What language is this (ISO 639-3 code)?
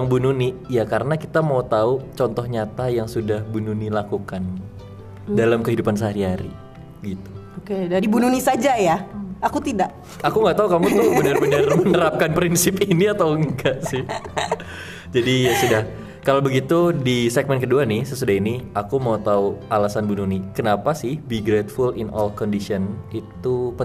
ind